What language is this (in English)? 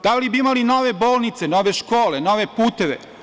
Serbian